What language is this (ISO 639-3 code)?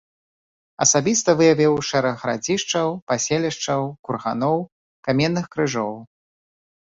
bel